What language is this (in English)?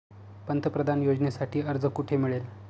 Marathi